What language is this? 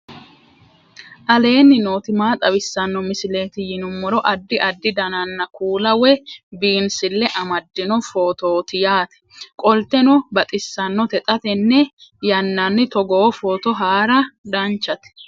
Sidamo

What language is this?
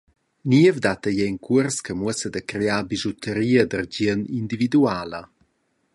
Romansh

